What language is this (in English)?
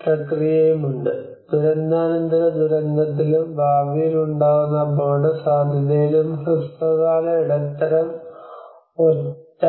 Malayalam